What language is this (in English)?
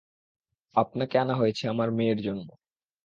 Bangla